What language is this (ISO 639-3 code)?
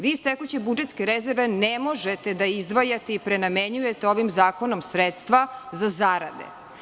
srp